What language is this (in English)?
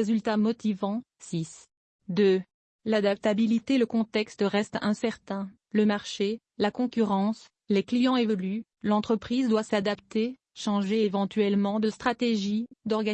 French